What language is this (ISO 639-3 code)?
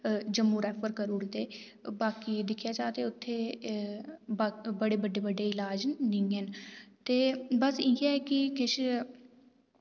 doi